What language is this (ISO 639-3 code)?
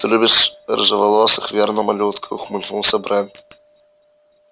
rus